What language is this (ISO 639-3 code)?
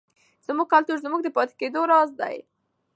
pus